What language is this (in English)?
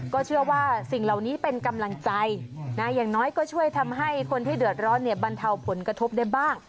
Thai